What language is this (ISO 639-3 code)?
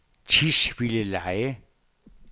dan